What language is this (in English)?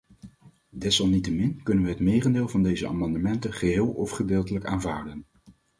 Dutch